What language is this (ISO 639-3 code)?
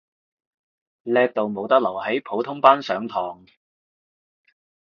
yue